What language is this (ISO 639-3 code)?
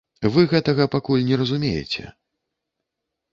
bel